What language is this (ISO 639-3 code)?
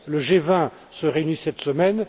fra